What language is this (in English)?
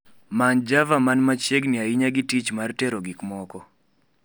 Luo (Kenya and Tanzania)